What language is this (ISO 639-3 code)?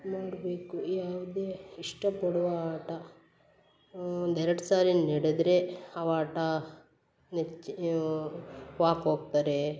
kan